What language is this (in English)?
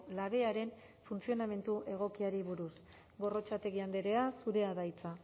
Basque